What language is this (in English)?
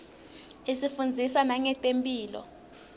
Swati